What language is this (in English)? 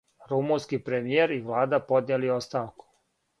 Serbian